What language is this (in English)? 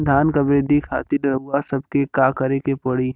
Bhojpuri